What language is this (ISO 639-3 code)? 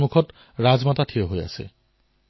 asm